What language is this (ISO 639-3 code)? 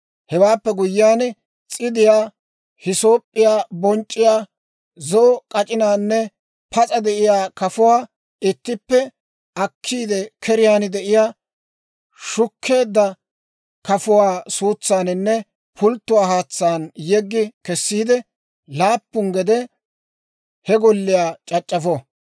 dwr